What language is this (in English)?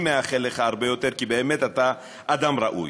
Hebrew